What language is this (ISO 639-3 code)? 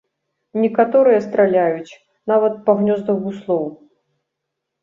bel